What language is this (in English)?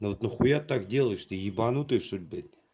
Russian